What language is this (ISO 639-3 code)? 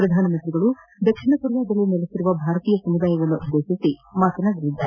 kan